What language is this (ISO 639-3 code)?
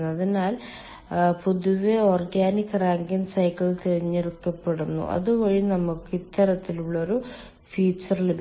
mal